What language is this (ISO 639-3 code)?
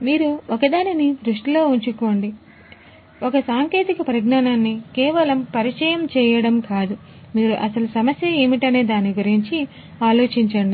tel